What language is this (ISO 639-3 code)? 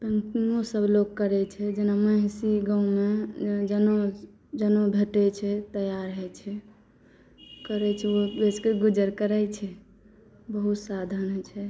mai